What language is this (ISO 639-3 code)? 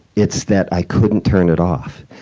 eng